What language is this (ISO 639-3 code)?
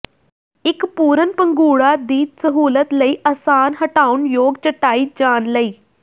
pan